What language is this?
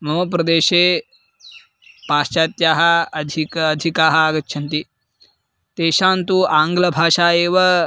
Sanskrit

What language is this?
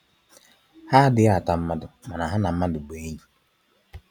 Igbo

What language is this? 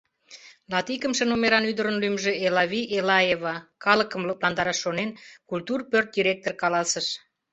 Mari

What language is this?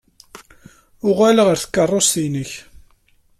Kabyle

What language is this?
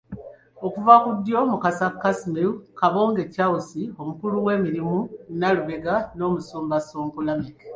Ganda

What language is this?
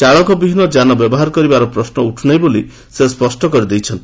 Odia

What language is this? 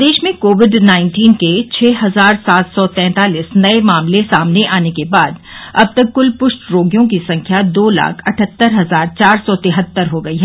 Hindi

